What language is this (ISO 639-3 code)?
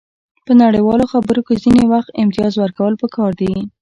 pus